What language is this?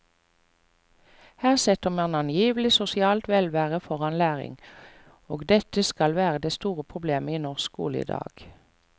Norwegian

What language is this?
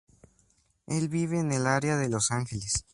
Spanish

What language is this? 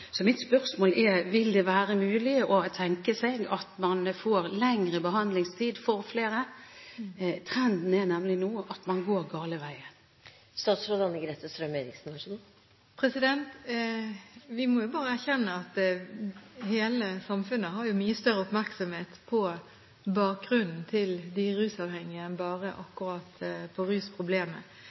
Norwegian Bokmål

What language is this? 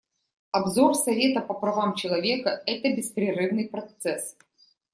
Russian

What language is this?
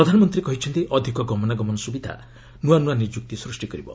Odia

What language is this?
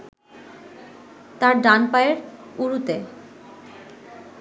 Bangla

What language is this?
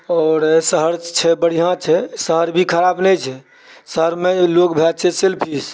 Maithili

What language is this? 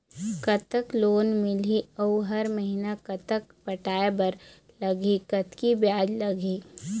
Chhattisgarhi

